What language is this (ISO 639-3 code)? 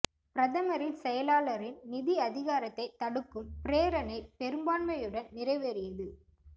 tam